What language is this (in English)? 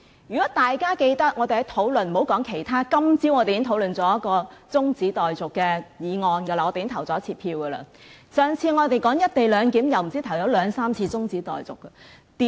Cantonese